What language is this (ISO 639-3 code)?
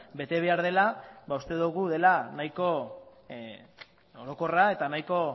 eus